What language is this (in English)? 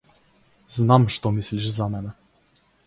Macedonian